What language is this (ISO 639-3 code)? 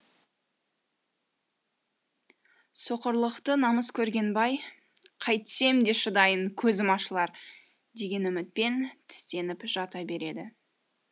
kaz